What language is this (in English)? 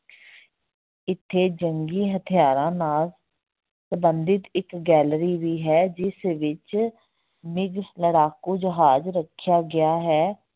Punjabi